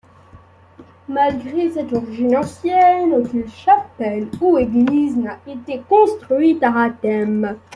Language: French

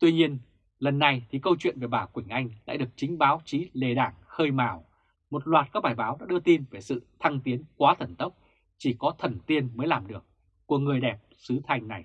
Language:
Vietnamese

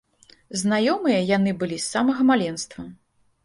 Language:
Belarusian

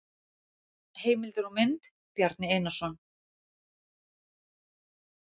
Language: Icelandic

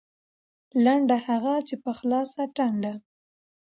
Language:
Pashto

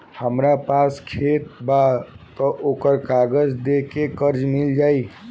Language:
Bhojpuri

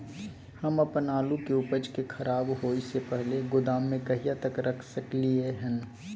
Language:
Maithili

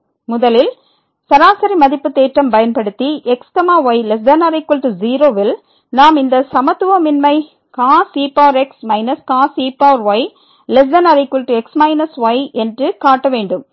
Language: Tamil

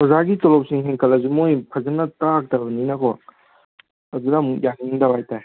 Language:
Manipuri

